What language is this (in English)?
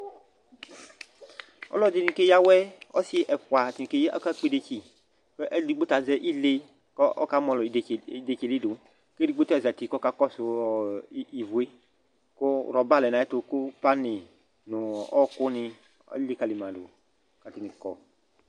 Ikposo